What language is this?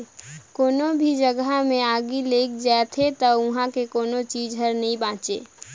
Chhattisgarhi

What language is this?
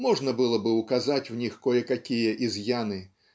Russian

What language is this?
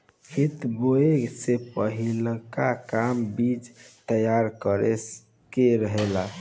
Bhojpuri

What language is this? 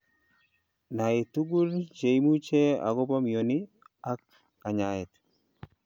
Kalenjin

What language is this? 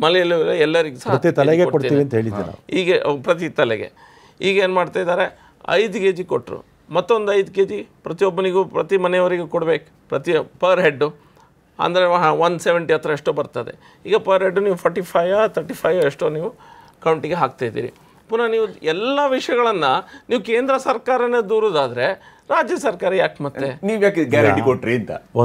Hindi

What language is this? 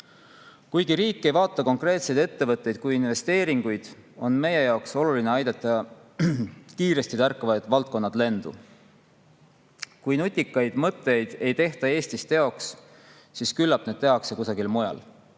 Estonian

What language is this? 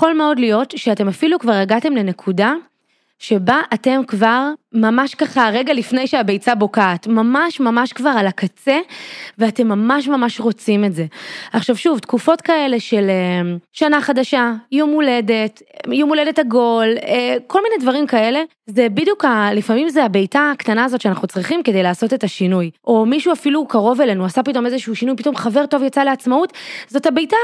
Hebrew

